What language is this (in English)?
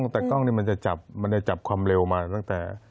Thai